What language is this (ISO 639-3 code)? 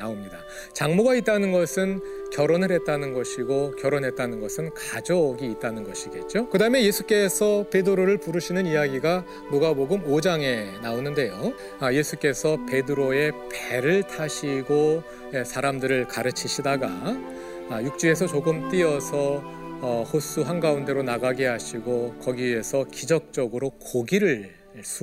kor